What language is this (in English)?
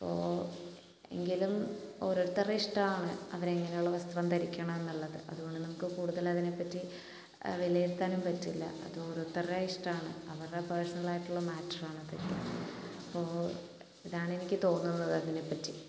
Malayalam